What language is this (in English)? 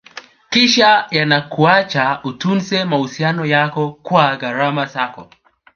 Swahili